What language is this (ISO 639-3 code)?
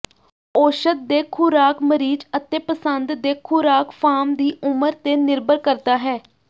pan